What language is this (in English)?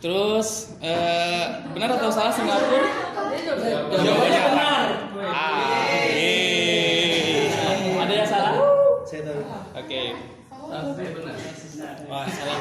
Indonesian